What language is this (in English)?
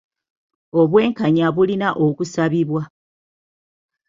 Ganda